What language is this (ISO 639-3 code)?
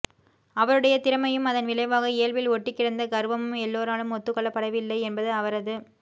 tam